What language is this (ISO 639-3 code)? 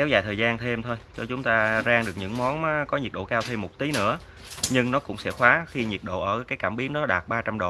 vie